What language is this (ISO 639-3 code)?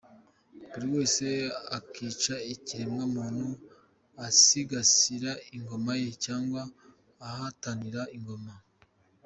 kin